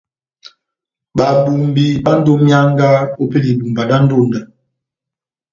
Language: Batanga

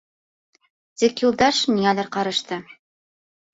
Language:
Bashkir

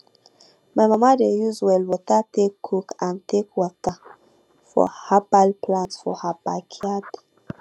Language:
Nigerian Pidgin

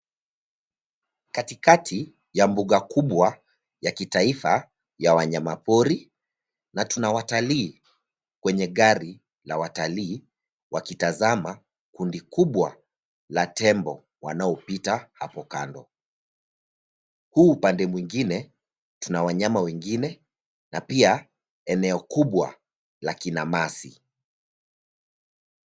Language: Swahili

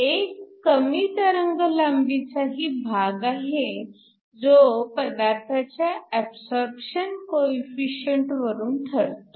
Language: Marathi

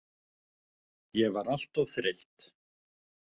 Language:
Icelandic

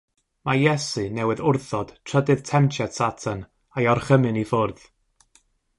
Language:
Welsh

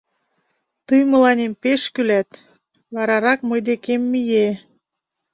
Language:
Mari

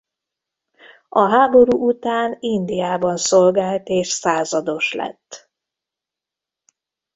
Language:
Hungarian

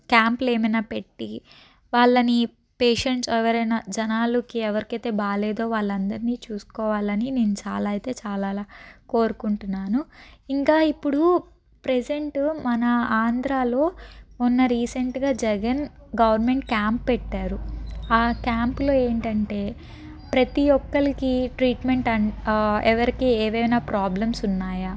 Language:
Telugu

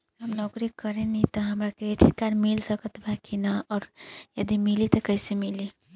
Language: Bhojpuri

